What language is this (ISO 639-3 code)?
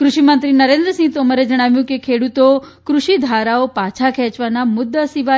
guj